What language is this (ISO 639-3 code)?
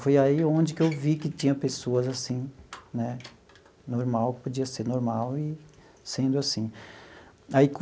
por